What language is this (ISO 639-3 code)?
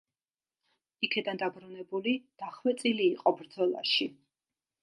kat